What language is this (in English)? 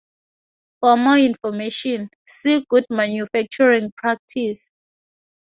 English